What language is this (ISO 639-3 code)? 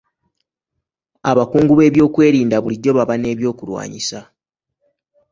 lug